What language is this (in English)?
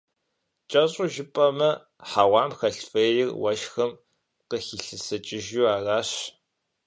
Kabardian